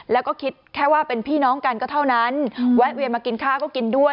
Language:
Thai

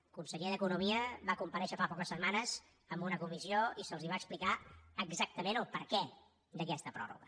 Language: Catalan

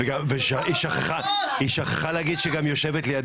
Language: Hebrew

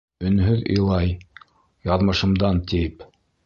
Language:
Bashkir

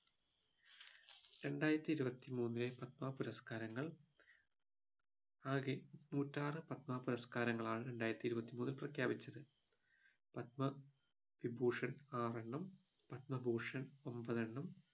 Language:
Malayalam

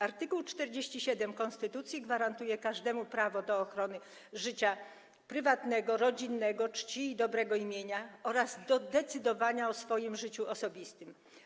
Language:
Polish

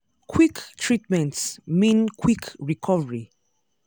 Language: Nigerian Pidgin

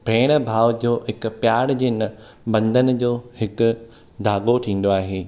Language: Sindhi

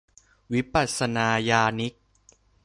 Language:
Thai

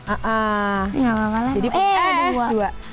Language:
Indonesian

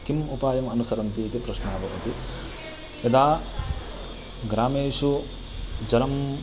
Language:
Sanskrit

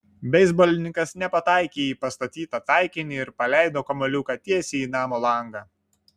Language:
Lithuanian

